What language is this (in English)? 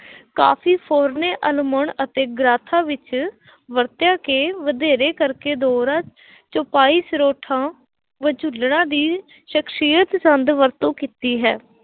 Punjabi